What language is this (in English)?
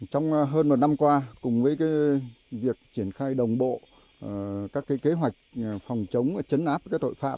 Vietnamese